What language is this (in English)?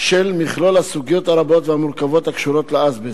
Hebrew